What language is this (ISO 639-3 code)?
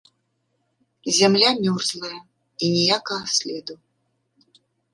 bel